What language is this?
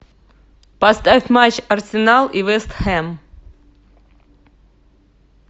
Russian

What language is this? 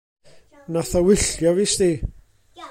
Welsh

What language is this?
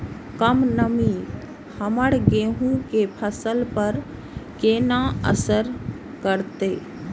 Maithili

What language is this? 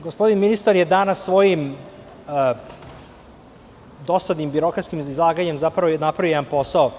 Serbian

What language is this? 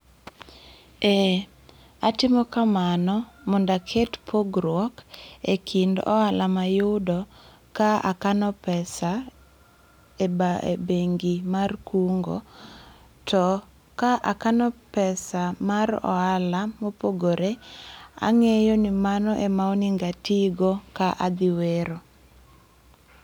Luo (Kenya and Tanzania)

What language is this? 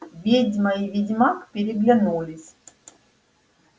Russian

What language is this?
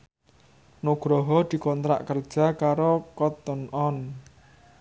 Javanese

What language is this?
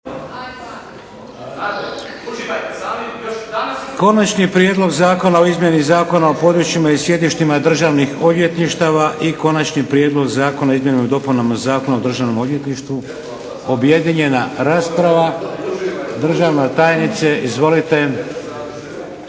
Croatian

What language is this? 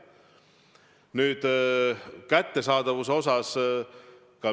Estonian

